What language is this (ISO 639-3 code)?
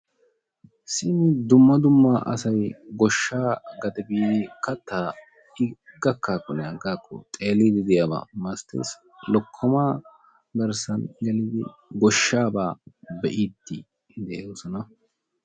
wal